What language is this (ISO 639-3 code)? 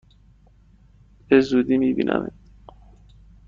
fas